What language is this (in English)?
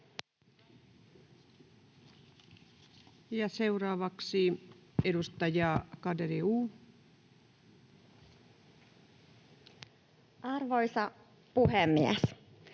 Finnish